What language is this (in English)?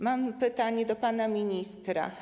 Polish